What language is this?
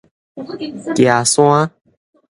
Min Nan Chinese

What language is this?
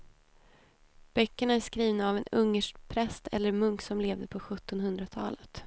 Swedish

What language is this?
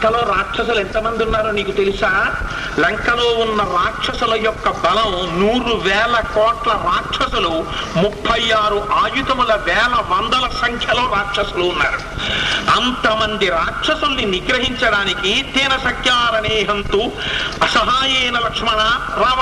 Telugu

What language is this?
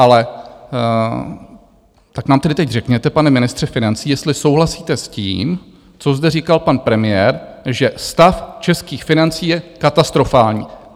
Czech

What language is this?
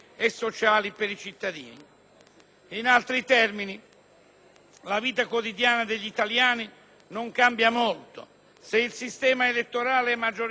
Italian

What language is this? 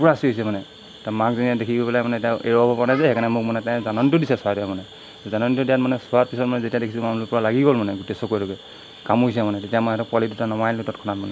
Assamese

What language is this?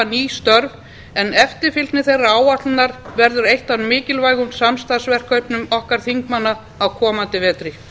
Icelandic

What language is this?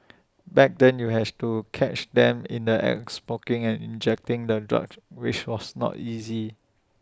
English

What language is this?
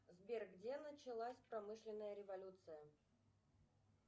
Russian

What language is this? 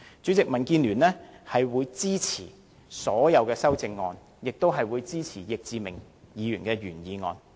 Cantonese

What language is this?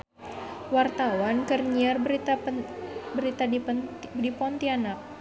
Sundanese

